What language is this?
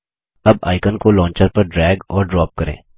Hindi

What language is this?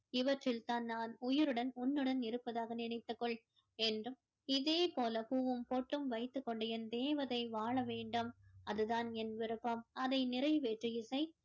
Tamil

